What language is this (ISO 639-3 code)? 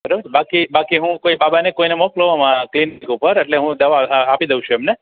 guj